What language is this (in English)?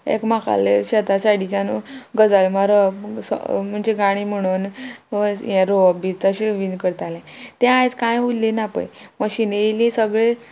Konkani